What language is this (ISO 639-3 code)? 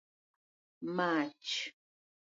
luo